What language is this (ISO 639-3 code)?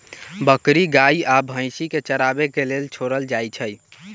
mag